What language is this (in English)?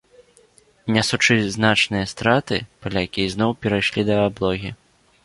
Belarusian